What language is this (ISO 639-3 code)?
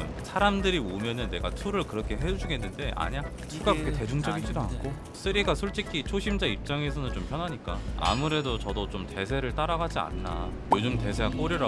kor